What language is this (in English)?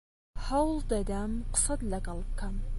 Central Kurdish